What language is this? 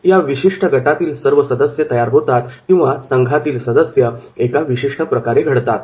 Marathi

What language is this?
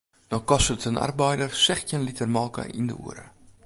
Western Frisian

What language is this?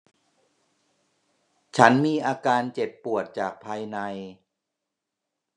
Thai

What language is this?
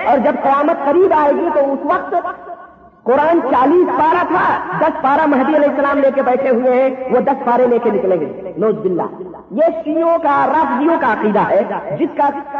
Urdu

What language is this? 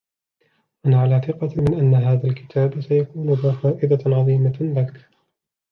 Arabic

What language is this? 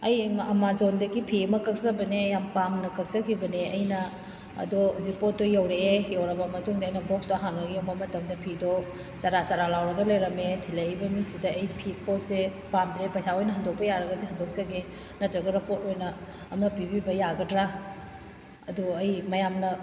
Manipuri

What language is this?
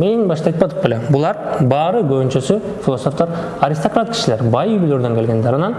Turkish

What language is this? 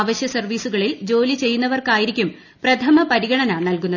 Malayalam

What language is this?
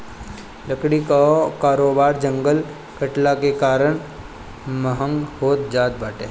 Bhojpuri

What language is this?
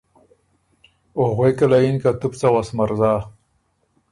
Ormuri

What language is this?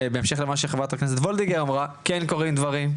Hebrew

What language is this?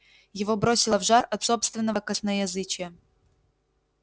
Russian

